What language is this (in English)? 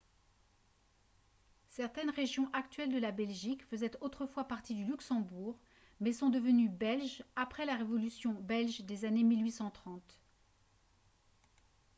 French